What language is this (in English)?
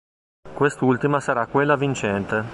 Italian